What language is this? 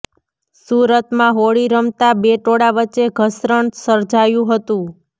Gujarati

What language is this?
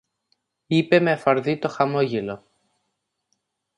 Greek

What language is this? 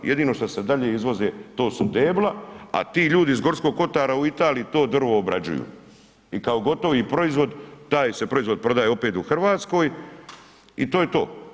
Croatian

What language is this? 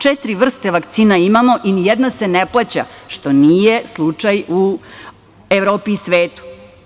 Serbian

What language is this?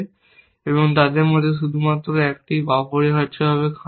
Bangla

